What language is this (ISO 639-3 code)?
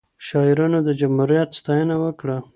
pus